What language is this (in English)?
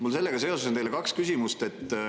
Estonian